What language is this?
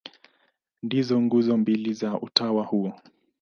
Swahili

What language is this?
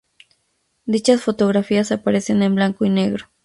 Spanish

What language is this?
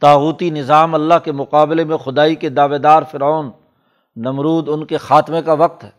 Urdu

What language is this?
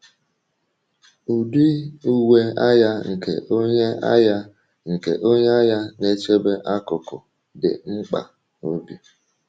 Igbo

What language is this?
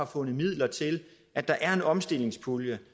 Danish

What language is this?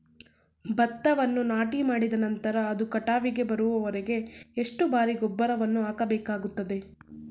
Kannada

